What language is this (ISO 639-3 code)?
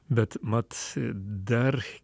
lit